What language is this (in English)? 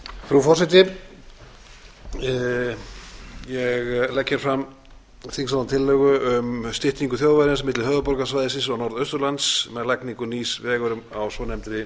Icelandic